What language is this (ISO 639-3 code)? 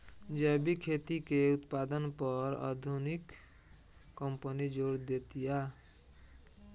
bho